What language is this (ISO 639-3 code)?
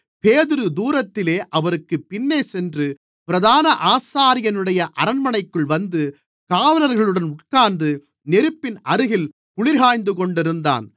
tam